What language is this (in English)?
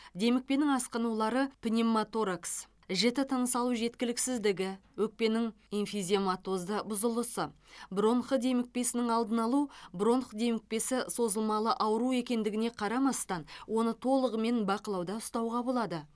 Kazakh